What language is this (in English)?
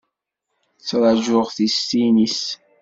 Kabyle